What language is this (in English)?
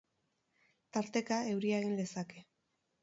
Basque